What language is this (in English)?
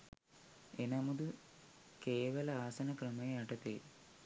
Sinhala